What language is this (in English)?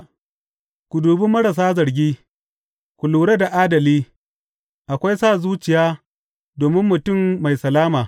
Hausa